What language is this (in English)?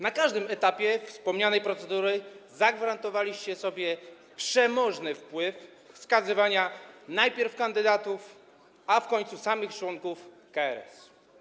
Polish